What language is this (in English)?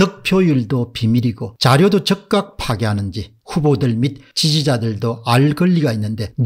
Korean